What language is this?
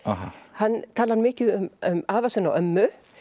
Icelandic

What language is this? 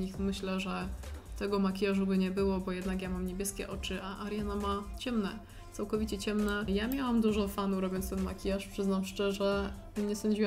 Polish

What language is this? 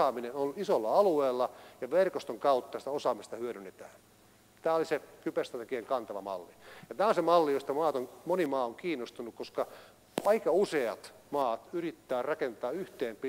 Finnish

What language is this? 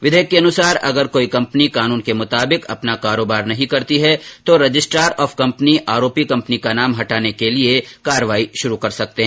Hindi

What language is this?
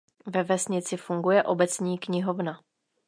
Czech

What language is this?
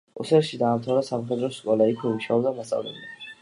Georgian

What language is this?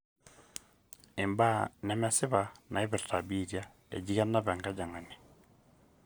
Masai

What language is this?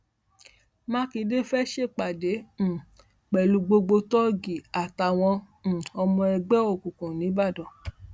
Yoruba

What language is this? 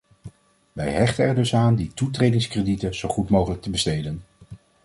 Dutch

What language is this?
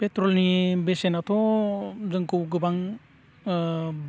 Bodo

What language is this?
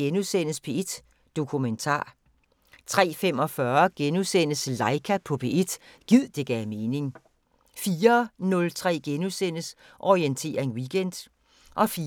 Danish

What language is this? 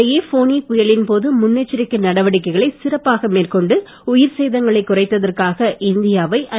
Tamil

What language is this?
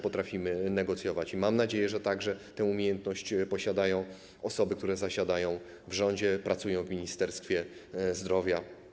Polish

